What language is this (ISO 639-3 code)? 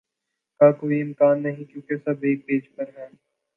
urd